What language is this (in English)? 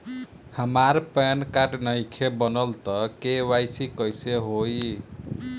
Bhojpuri